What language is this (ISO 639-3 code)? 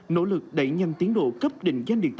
vie